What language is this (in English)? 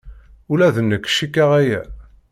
Kabyle